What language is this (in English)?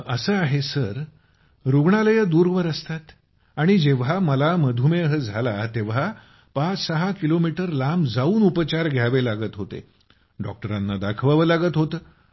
Marathi